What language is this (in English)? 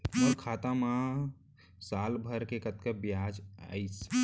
Chhattisgarhi